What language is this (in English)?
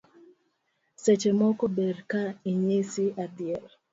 Luo (Kenya and Tanzania)